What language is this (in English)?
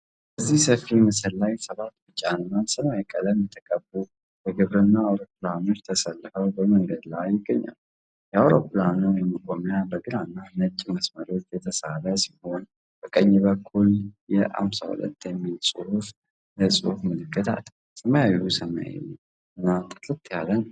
Amharic